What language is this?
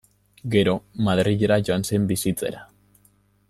Basque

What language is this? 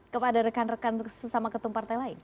Indonesian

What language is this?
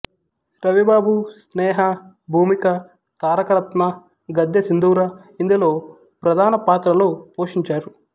Telugu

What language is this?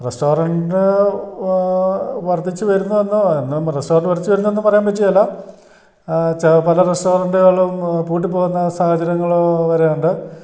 Malayalam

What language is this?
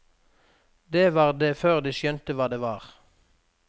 Norwegian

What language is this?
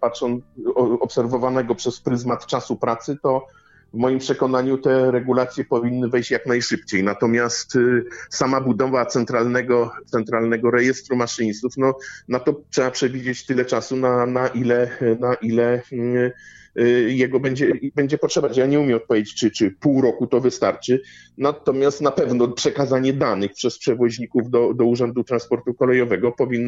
Polish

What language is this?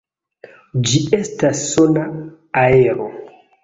Esperanto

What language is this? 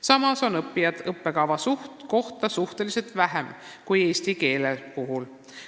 Estonian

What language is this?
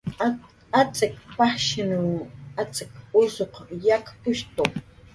Jaqaru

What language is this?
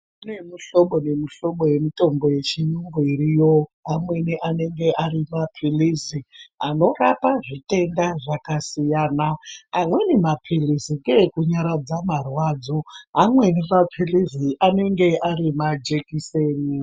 Ndau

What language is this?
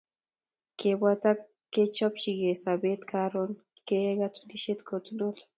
Kalenjin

